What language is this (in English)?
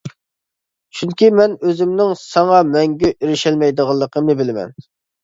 Uyghur